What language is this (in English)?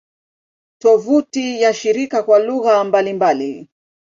Swahili